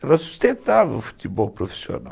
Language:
Portuguese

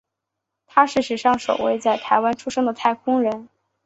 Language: Chinese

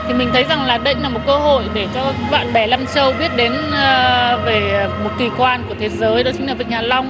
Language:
Vietnamese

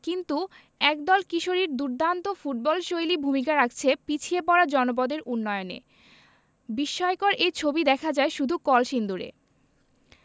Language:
Bangla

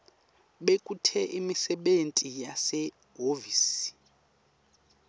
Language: Swati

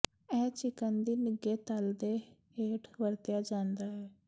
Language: Punjabi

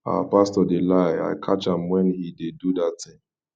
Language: Nigerian Pidgin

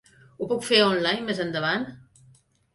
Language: Catalan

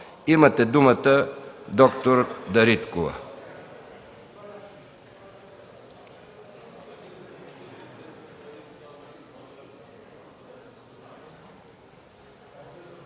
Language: Bulgarian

